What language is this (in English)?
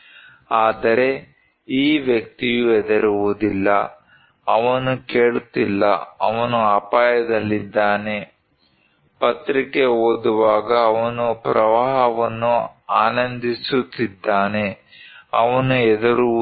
Kannada